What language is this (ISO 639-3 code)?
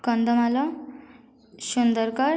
ori